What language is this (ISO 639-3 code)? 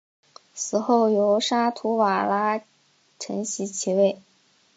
zho